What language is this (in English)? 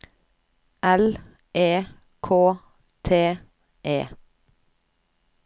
Norwegian